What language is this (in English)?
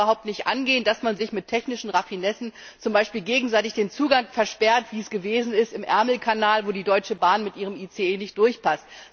German